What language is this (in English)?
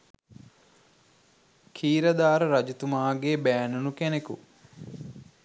Sinhala